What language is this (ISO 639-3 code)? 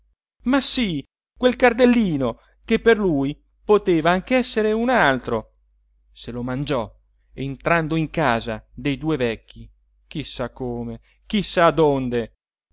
ita